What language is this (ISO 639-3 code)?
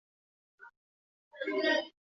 zho